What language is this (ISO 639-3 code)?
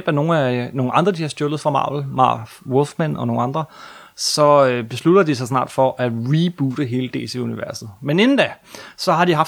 dan